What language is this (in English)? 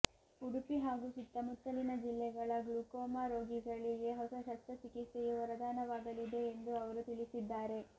Kannada